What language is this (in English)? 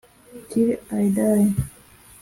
Kinyarwanda